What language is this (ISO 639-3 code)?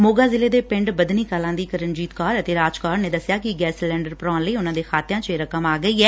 pan